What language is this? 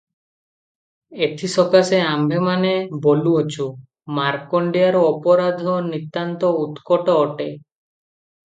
Odia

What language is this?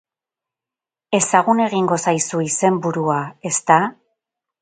Basque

